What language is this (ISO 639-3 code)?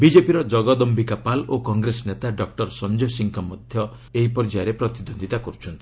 ori